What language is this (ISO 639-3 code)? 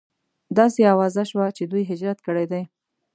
pus